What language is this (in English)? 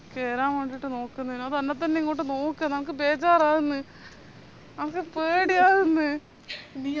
Malayalam